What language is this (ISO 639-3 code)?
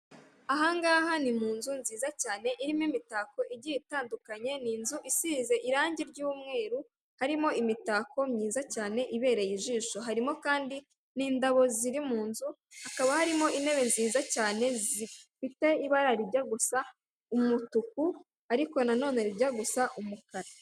kin